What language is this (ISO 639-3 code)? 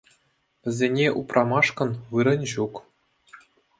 chv